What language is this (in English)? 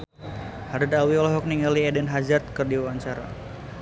Sundanese